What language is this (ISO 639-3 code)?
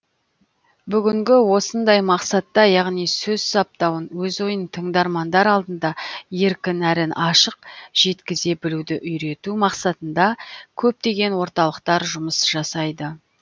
kaz